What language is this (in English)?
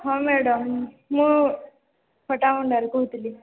Odia